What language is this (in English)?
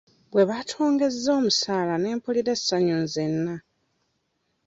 Ganda